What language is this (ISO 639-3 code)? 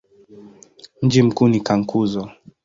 swa